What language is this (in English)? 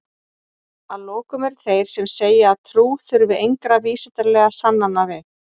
Icelandic